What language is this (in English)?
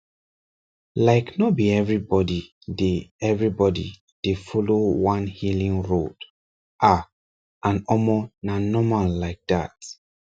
Nigerian Pidgin